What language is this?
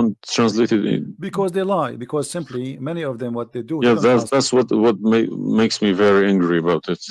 English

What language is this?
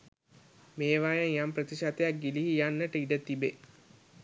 Sinhala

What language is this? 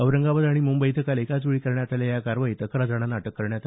Marathi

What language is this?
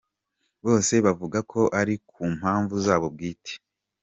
Kinyarwanda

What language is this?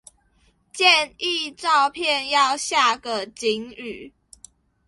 Chinese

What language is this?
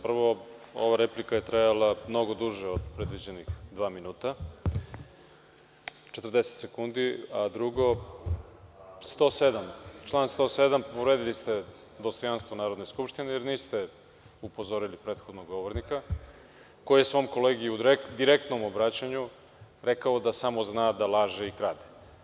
Serbian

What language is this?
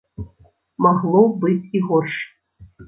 Belarusian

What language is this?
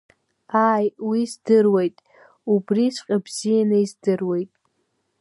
Abkhazian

